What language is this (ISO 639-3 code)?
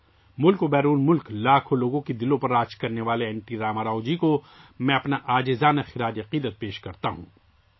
urd